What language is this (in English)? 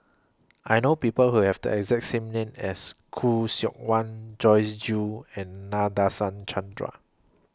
English